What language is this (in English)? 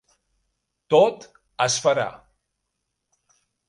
Catalan